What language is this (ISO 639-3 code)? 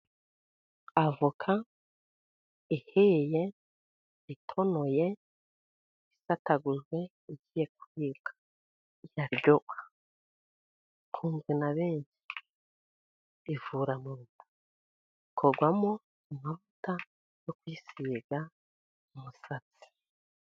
kin